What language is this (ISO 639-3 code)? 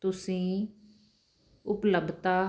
pan